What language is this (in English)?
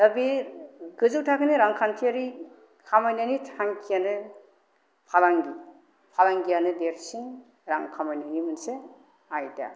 Bodo